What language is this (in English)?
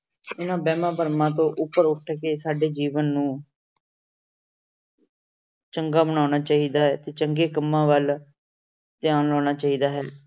Punjabi